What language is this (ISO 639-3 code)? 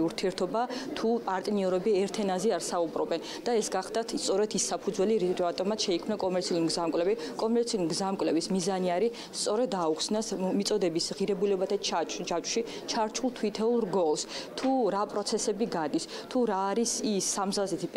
ron